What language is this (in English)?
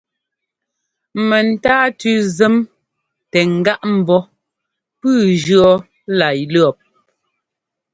Ngomba